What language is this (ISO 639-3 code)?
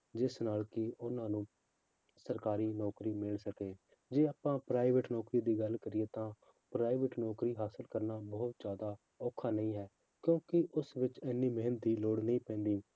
pan